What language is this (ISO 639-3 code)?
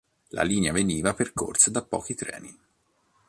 ita